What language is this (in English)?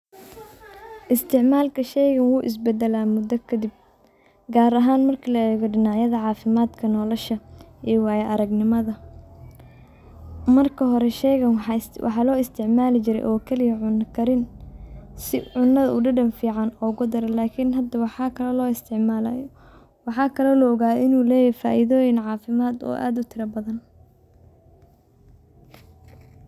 Somali